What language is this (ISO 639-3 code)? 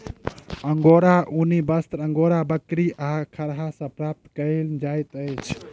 mai